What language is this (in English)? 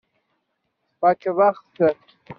Kabyle